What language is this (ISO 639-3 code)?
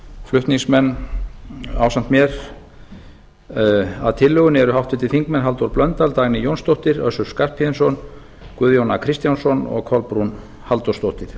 isl